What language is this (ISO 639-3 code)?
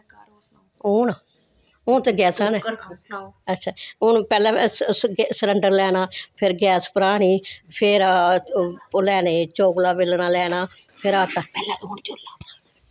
doi